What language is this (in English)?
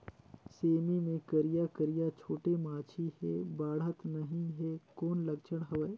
Chhattisgarhi